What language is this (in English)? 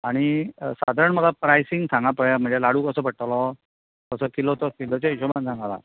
Konkani